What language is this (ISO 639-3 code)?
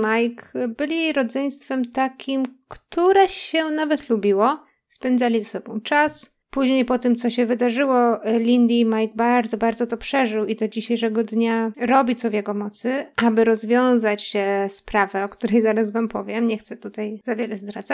pol